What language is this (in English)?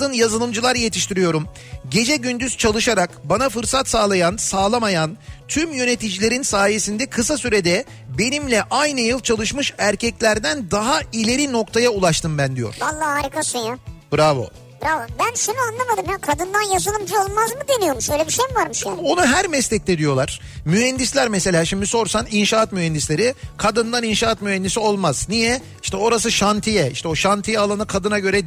Turkish